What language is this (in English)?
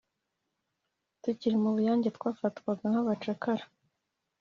Kinyarwanda